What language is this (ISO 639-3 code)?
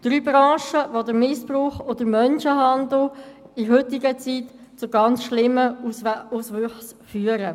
gsw